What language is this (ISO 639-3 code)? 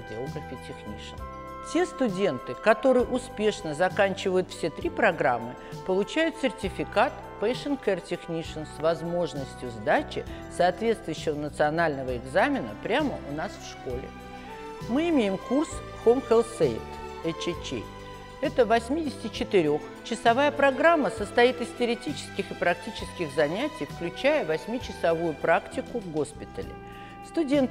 rus